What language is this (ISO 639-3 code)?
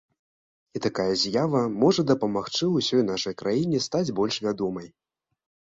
bel